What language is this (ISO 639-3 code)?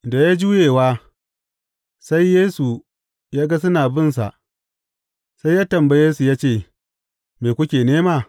hau